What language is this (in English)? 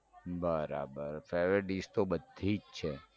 Gujarati